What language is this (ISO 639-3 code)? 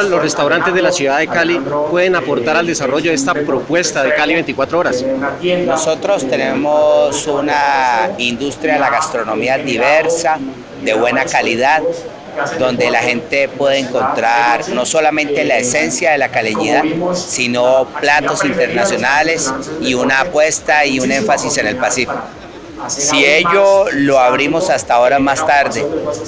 spa